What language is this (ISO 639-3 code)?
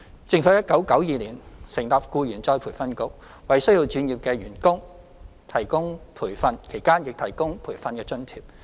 yue